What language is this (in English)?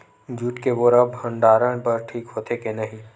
Chhattisgarhi